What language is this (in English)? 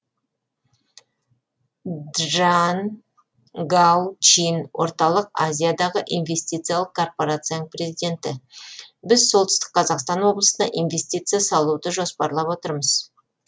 Kazakh